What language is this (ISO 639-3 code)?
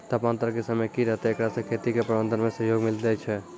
mai